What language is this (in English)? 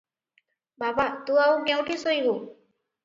Odia